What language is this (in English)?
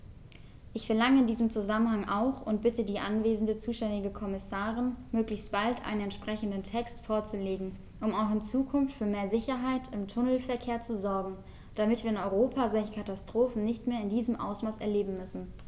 German